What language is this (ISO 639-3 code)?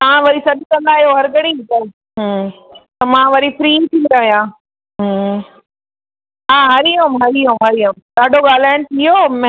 snd